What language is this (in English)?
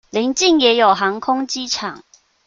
Chinese